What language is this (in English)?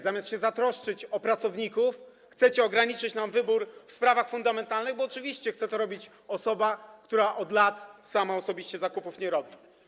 Polish